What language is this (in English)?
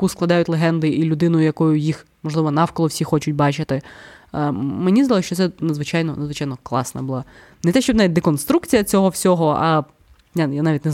Ukrainian